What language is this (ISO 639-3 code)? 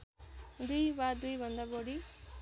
nep